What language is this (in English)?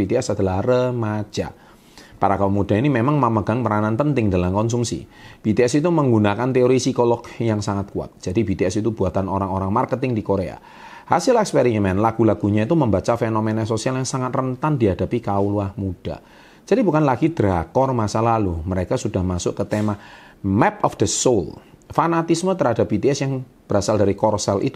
Indonesian